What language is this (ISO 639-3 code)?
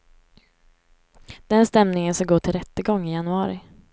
swe